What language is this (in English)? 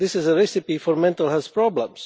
English